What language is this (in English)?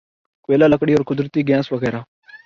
Urdu